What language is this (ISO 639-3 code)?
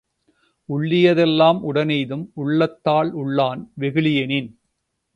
tam